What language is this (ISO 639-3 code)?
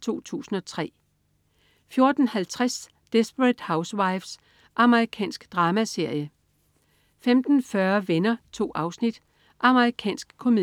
dan